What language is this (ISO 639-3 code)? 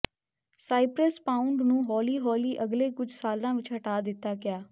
pan